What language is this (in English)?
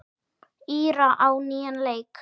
Icelandic